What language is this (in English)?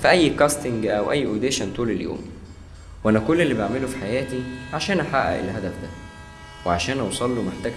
Arabic